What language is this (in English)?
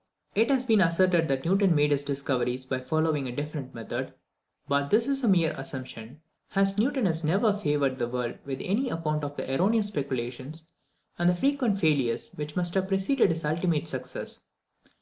English